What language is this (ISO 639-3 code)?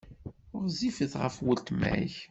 kab